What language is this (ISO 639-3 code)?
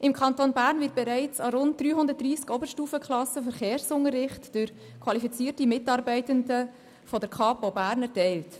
gsw